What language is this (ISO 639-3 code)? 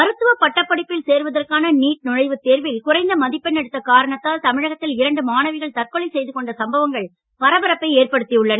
tam